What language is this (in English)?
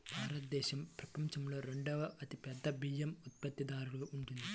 Telugu